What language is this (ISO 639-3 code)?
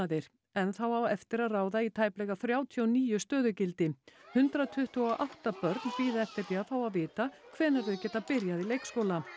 isl